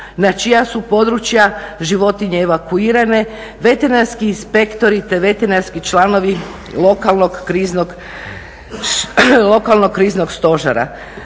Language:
Croatian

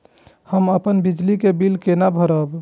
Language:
Maithili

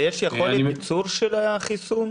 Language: Hebrew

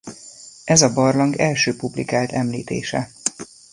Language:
Hungarian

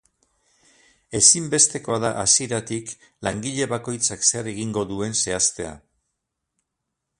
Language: Basque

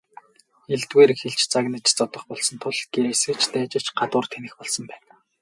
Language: Mongolian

